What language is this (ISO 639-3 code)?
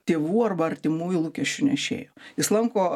lit